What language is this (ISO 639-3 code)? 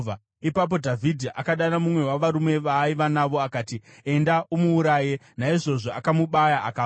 sna